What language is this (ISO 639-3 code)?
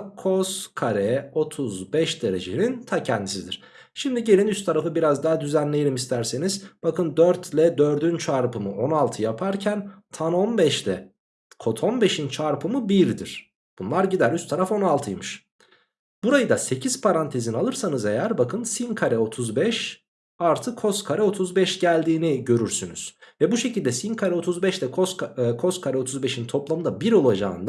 tur